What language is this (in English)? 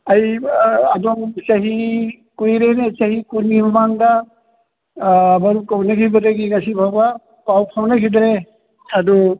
Manipuri